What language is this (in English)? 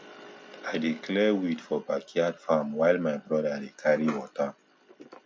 Nigerian Pidgin